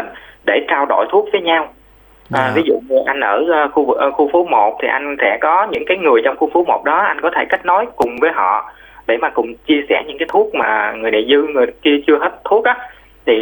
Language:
Vietnamese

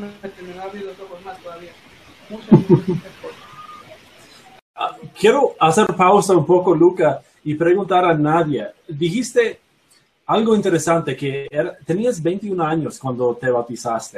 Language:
Spanish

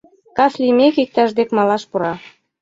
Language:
Mari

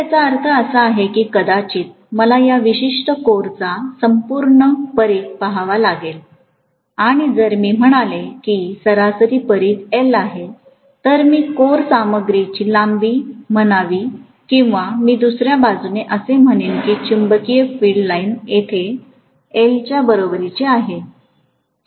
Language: Marathi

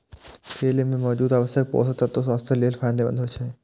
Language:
Maithili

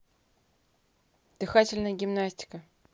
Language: Russian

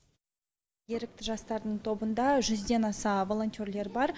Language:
Kazakh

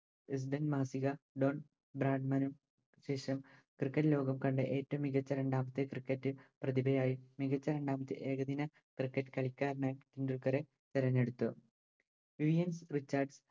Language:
Malayalam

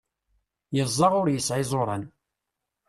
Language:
Kabyle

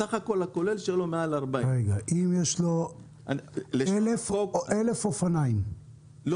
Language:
Hebrew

